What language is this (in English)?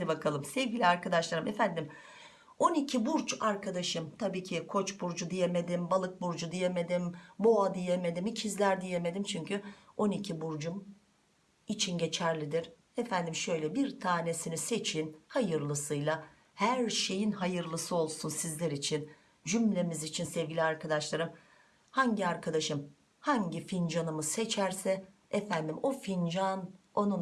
Turkish